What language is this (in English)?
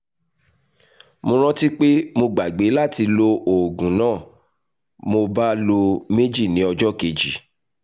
Yoruba